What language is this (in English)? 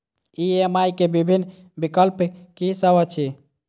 Maithili